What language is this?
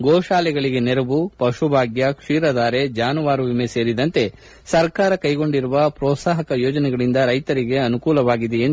Kannada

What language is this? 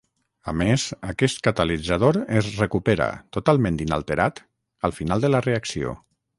Catalan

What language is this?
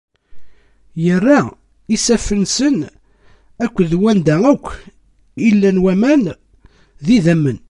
Kabyle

